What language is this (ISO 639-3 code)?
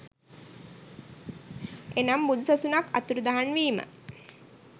sin